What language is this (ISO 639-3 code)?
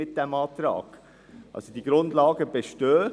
gsw